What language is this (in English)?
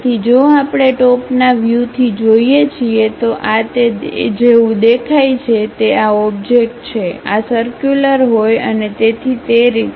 Gujarati